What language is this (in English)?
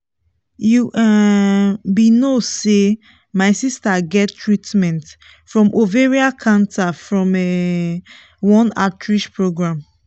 Nigerian Pidgin